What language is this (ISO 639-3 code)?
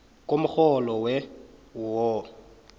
nbl